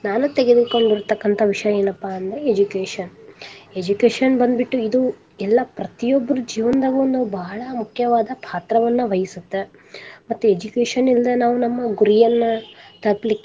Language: Kannada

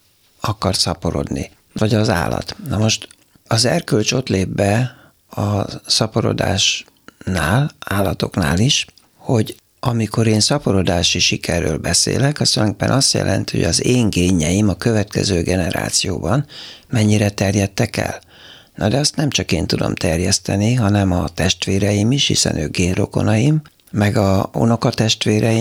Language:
Hungarian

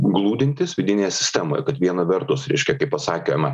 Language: Lithuanian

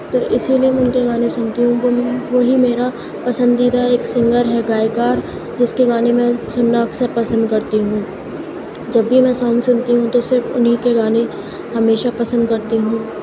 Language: Urdu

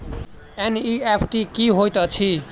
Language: Maithili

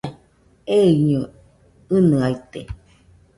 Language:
Nüpode Huitoto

